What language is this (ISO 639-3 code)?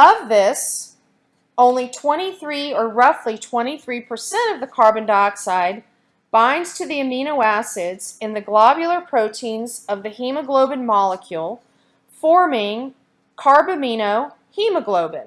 eng